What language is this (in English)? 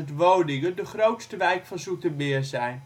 Dutch